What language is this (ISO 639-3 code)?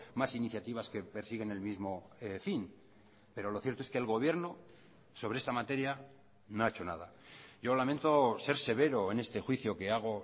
spa